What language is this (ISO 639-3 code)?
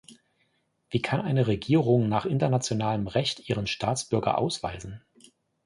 deu